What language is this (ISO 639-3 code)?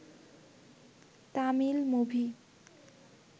ben